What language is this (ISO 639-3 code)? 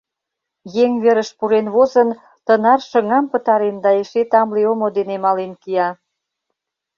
chm